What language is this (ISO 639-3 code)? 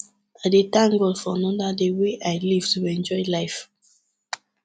pcm